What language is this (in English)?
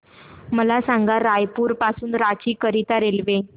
Marathi